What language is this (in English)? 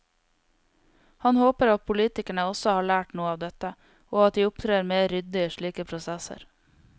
Norwegian